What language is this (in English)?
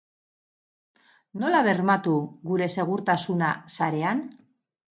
Basque